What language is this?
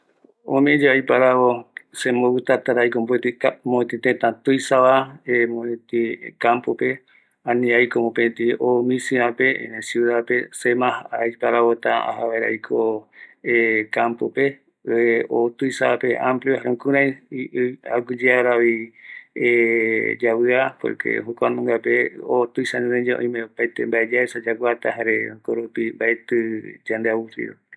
Eastern Bolivian Guaraní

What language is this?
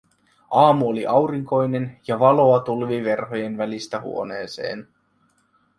Finnish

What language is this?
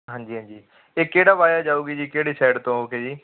Punjabi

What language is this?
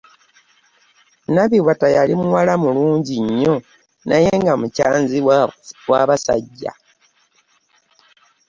Ganda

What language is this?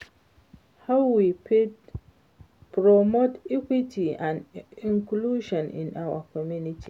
Nigerian Pidgin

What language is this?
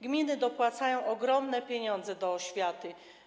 Polish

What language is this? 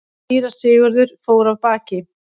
Icelandic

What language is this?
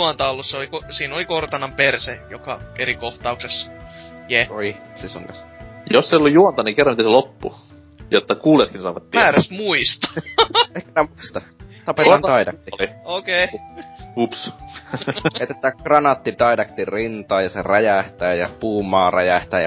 Finnish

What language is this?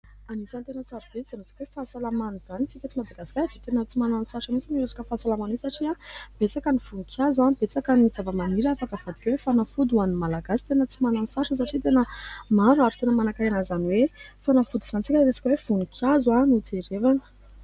Malagasy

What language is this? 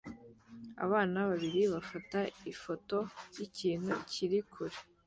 Kinyarwanda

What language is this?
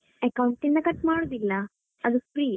Kannada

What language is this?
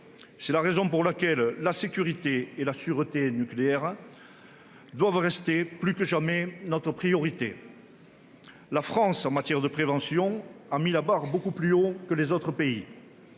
French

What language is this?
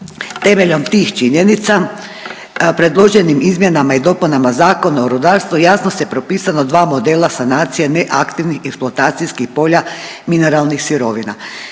Croatian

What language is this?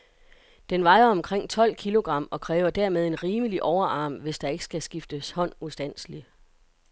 Danish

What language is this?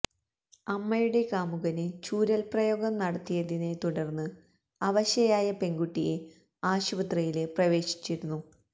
Malayalam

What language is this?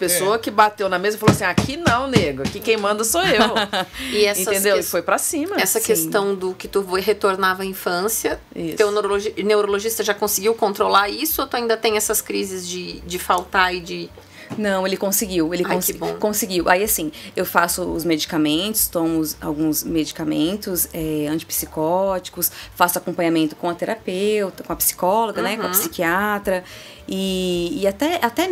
Portuguese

